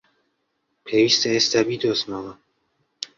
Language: Central Kurdish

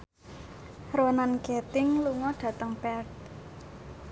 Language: Javanese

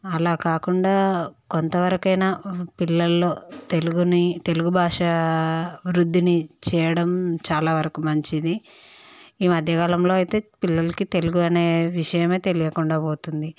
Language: Telugu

